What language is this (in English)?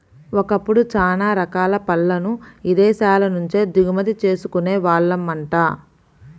Telugu